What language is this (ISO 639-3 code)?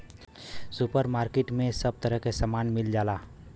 bho